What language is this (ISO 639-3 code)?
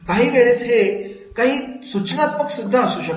mar